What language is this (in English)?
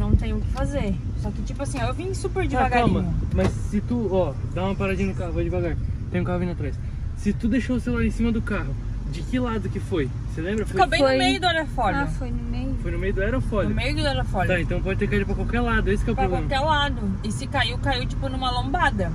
Portuguese